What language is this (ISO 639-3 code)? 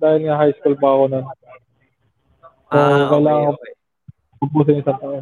fil